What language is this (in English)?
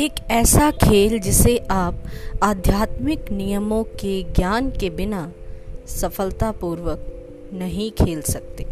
Hindi